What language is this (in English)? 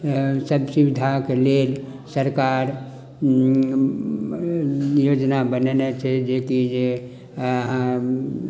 Maithili